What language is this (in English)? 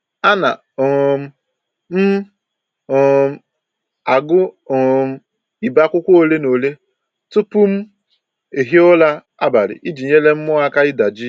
Igbo